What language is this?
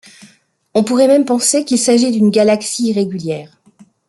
French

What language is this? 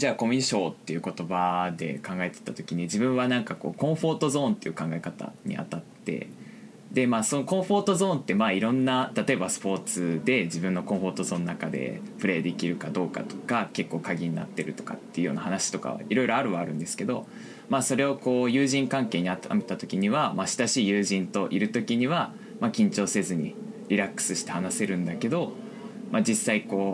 Japanese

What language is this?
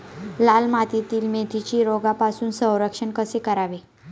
Marathi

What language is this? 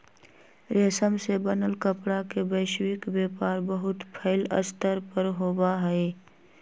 Magahi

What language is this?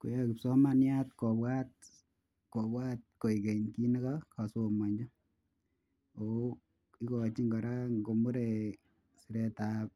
Kalenjin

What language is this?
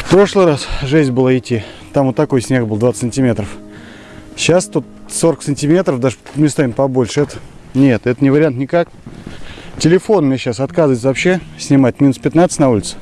Russian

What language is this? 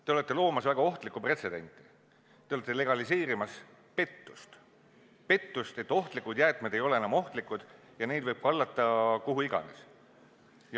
Estonian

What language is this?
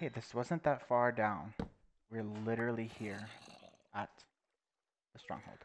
English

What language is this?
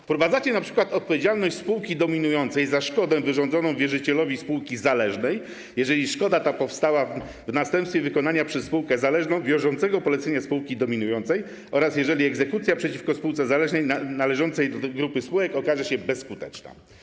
Polish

